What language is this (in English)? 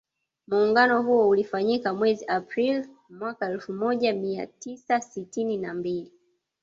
Swahili